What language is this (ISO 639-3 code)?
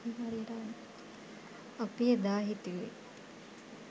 sin